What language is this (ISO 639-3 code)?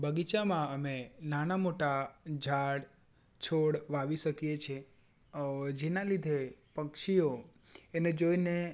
guj